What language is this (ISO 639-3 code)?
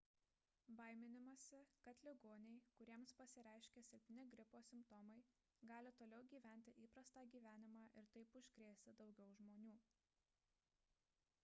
lit